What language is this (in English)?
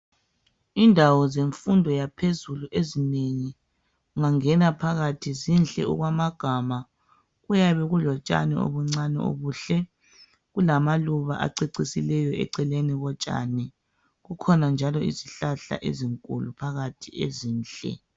North Ndebele